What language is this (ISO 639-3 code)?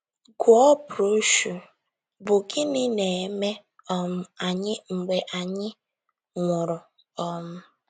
ibo